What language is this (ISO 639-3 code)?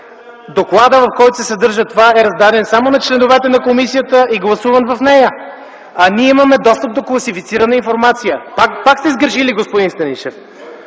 bul